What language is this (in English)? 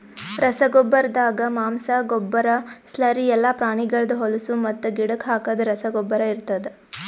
Kannada